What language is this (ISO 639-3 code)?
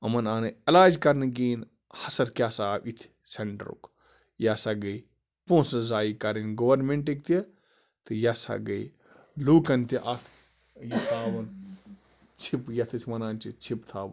kas